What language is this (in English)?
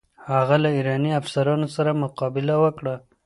Pashto